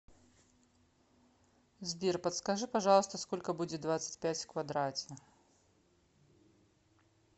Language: Russian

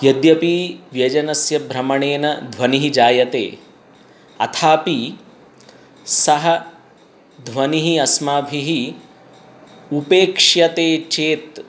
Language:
Sanskrit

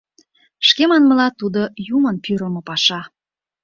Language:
Mari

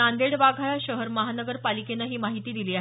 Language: Marathi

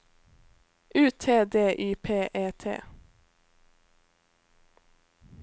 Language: Norwegian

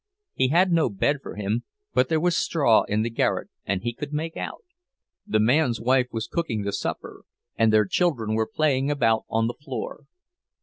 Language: English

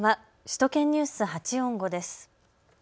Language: Japanese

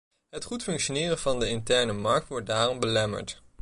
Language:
Dutch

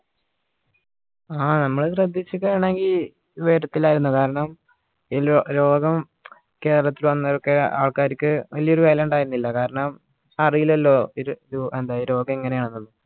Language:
Malayalam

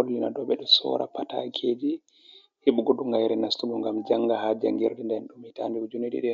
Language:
Fula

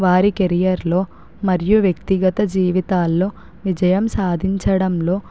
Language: Telugu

